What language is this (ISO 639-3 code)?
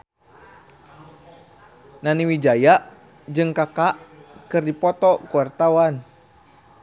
sun